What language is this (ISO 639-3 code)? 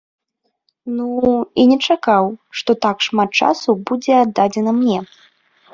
bel